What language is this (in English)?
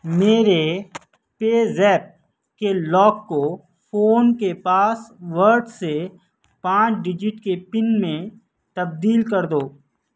Urdu